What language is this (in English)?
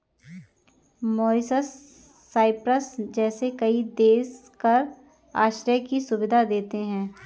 Hindi